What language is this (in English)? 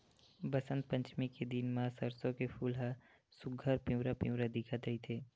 Chhattisgarhi